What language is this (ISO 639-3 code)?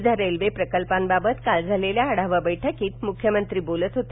mar